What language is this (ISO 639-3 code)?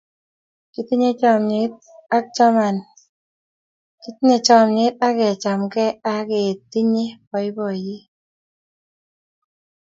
kln